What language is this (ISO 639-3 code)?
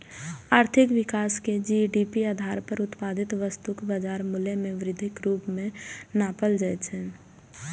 mai